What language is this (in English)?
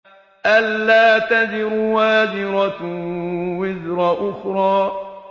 Arabic